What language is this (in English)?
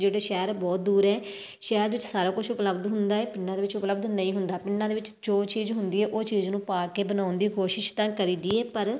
Punjabi